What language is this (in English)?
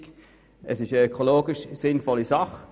Swiss German